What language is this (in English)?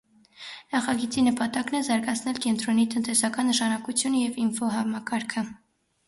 Armenian